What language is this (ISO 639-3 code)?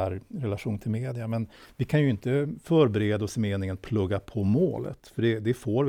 swe